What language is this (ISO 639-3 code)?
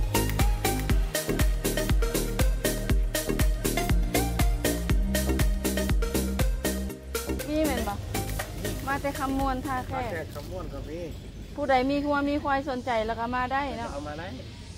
tha